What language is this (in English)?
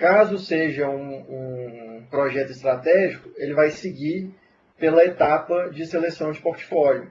Portuguese